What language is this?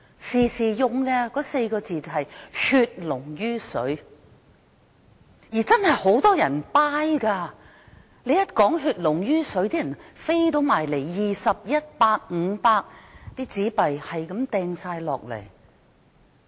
Cantonese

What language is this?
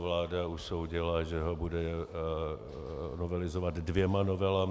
Czech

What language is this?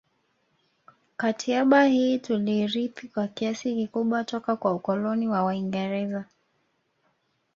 Swahili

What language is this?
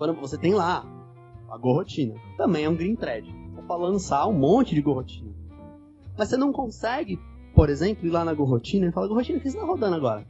Portuguese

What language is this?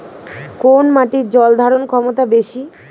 Bangla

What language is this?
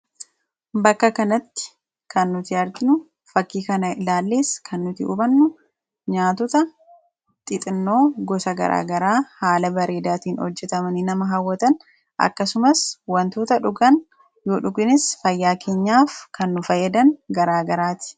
Oromo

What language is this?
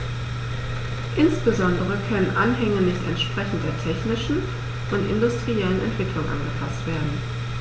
German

